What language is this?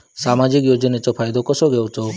Marathi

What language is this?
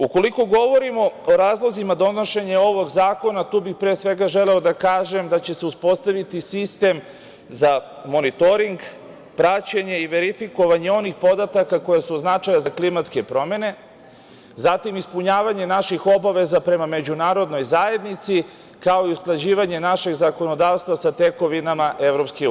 Serbian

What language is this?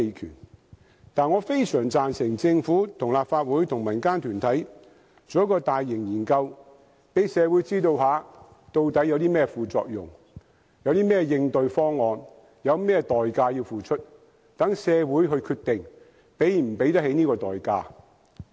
Cantonese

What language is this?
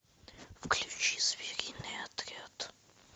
Russian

